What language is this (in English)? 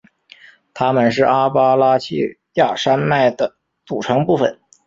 Chinese